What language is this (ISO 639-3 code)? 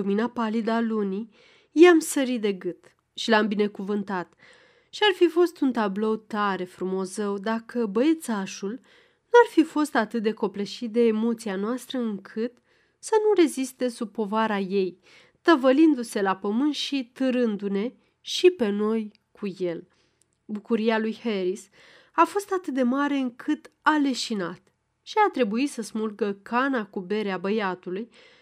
ron